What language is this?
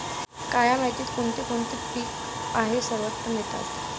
Marathi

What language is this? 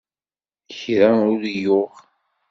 Kabyle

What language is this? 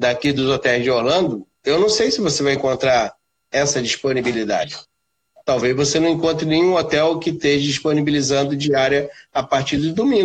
Portuguese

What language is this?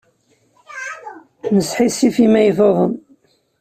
Kabyle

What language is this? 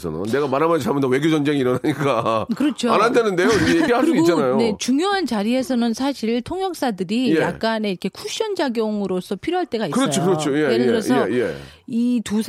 Korean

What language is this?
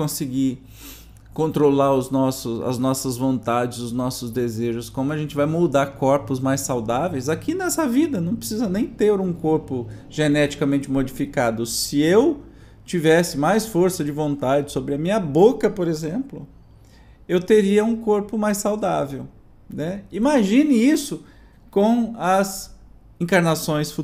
Portuguese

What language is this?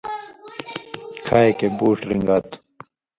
Indus Kohistani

